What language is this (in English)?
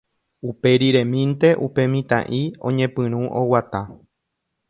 Guarani